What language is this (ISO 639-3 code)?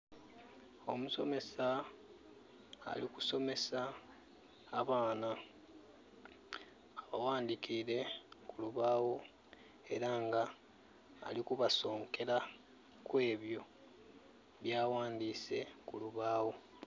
xog